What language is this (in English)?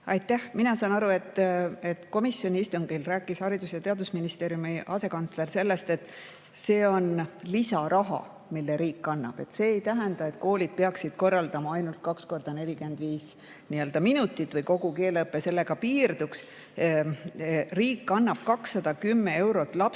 Estonian